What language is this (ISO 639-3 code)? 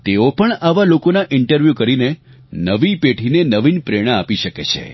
guj